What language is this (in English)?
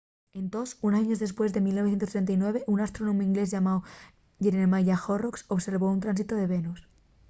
Asturian